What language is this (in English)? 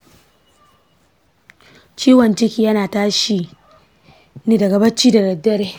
Hausa